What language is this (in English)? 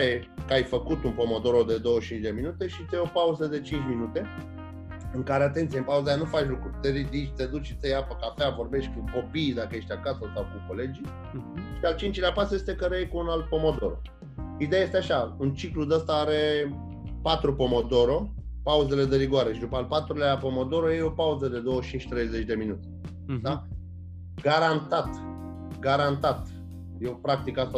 Romanian